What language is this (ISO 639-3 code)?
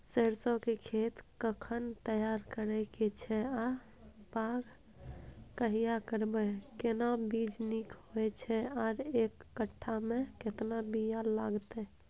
mai